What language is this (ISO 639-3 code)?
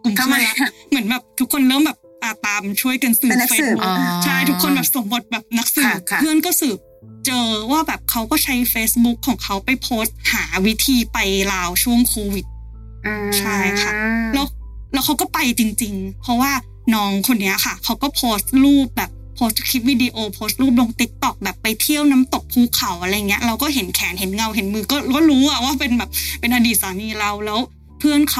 tha